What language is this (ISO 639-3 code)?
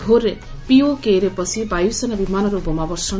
ori